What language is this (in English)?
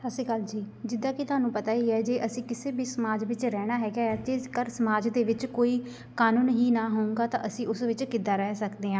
Punjabi